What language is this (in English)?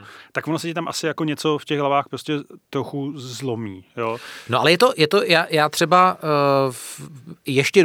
Czech